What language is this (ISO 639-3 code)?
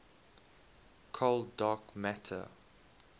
eng